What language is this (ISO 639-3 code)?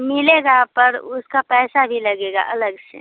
hin